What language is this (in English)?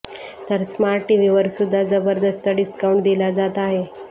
Marathi